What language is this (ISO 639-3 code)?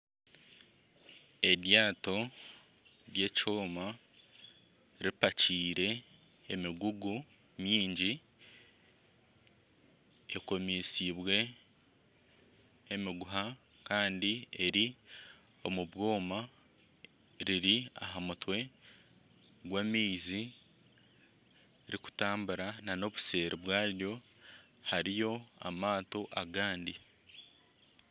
nyn